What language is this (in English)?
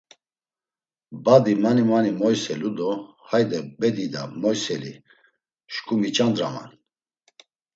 Laz